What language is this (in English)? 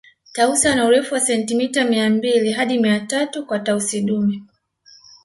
Swahili